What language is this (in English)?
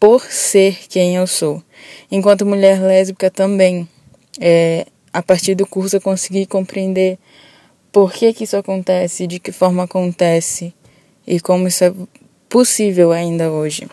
Portuguese